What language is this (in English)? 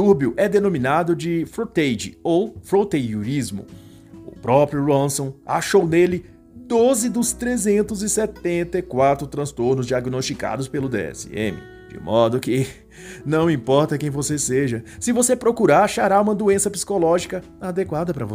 Portuguese